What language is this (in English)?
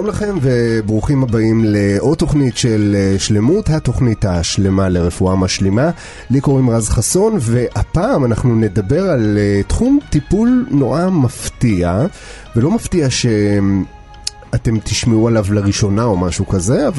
Hebrew